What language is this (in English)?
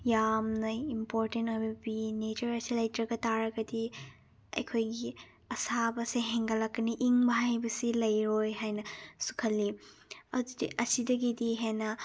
Manipuri